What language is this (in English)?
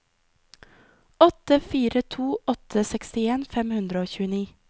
Norwegian